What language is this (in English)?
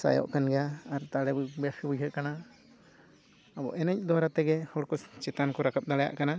Santali